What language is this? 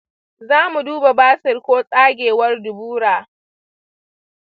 Hausa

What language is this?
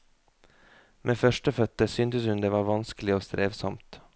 Norwegian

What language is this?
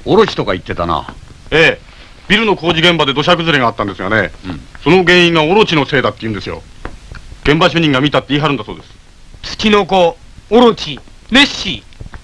Japanese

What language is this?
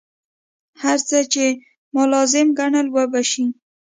Pashto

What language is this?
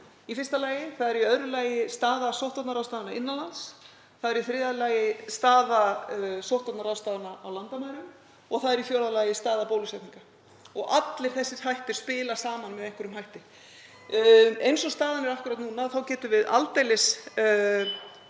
Icelandic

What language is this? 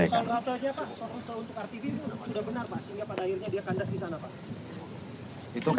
Indonesian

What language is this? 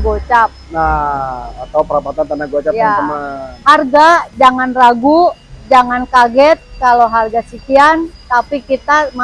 Indonesian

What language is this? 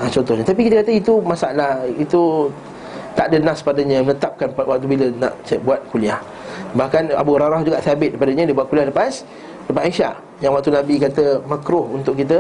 Malay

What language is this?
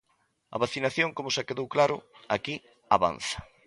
Galician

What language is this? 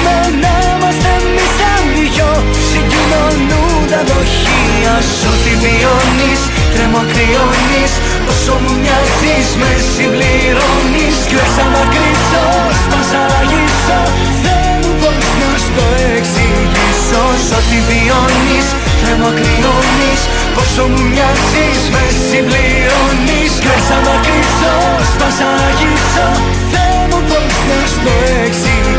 Greek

